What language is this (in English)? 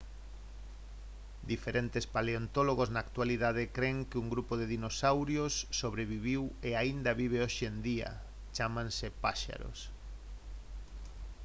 Galician